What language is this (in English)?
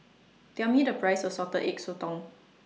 English